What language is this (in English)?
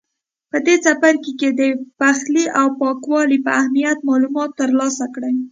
Pashto